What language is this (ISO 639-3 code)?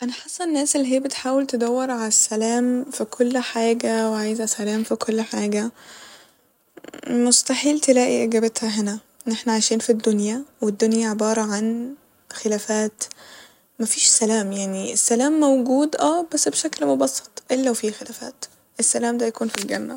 arz